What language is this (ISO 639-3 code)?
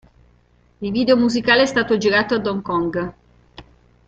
ita